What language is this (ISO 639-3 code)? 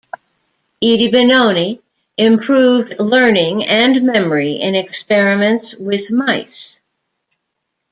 eng